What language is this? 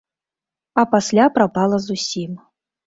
Belarusian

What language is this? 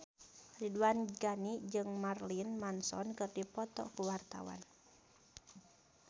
Sundanese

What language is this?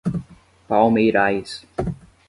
Portuguese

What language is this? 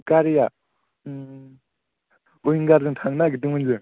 Bodo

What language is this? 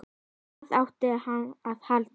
Icelandic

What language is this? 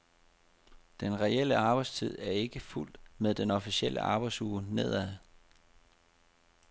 Danish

